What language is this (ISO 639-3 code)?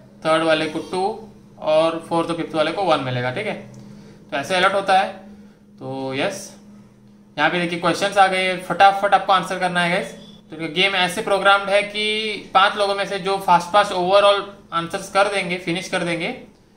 hin